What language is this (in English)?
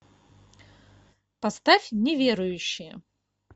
Russian